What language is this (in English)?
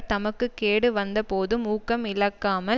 Tamil